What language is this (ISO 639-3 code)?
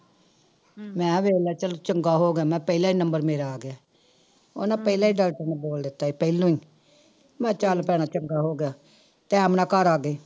pan